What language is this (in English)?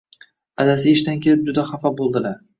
Uzbek